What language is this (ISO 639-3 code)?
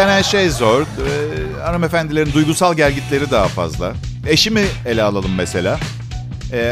tur